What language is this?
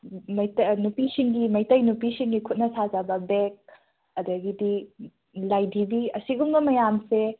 Manipuri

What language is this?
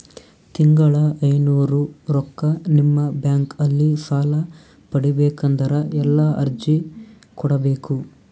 Kannada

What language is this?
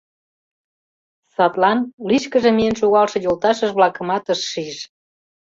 Mari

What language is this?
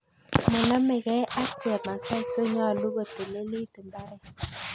Kalenjin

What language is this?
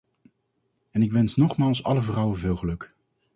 Dutch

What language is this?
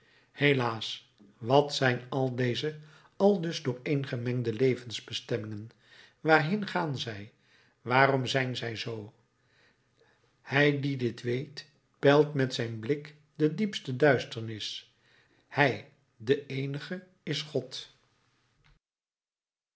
Dutch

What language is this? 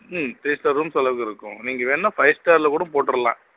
Tamil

